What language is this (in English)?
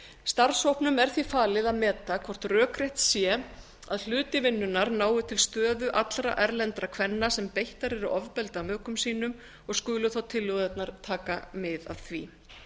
Icelandic